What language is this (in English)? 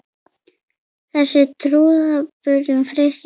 Icelandic